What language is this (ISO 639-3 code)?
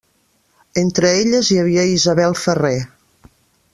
cat